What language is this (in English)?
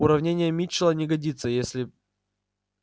Russian